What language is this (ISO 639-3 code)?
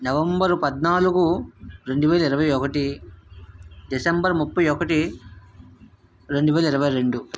tel